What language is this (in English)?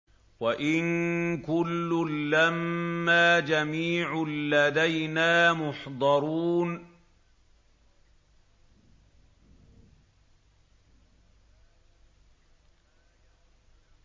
Arabic